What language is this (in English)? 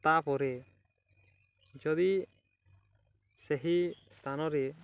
Odia